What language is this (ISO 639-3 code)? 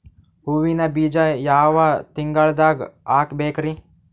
kan